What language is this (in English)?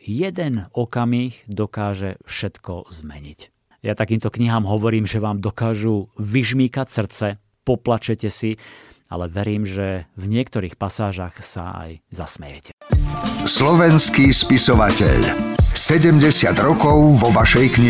Slovak